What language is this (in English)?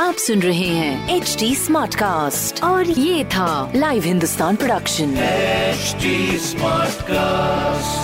Hindi